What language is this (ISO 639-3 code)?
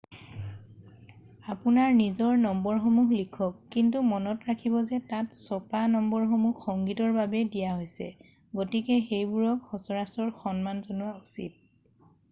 asm